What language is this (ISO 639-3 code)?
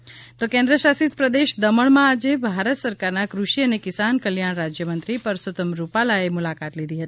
guj